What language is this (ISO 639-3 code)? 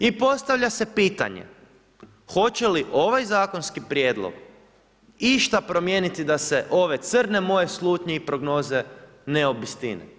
hrv